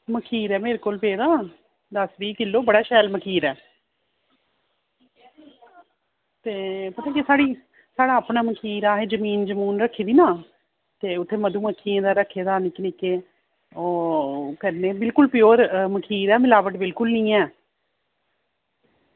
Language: Dogri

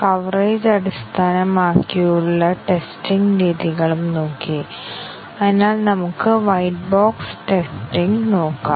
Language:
Malayalam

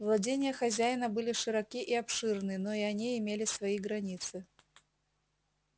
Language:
Russian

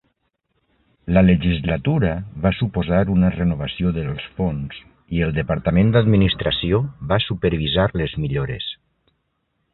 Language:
Catalan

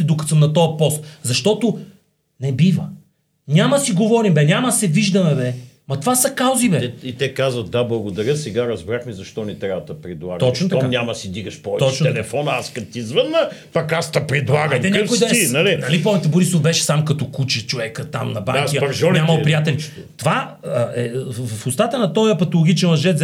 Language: Bulgarian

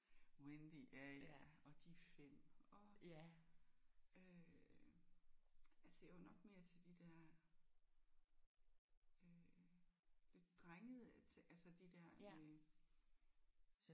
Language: Danish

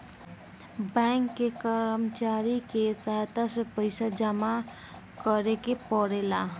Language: Bhojpuri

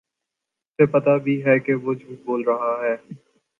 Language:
Urdu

